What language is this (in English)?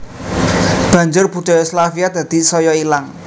Javanese